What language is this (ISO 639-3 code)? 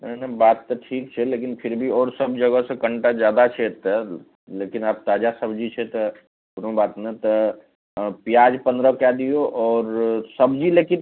mai